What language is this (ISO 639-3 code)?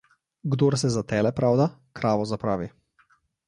slv